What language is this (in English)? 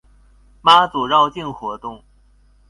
Chinese